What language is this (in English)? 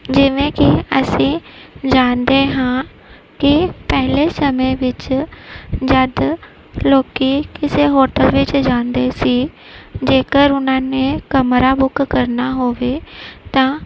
Punjabi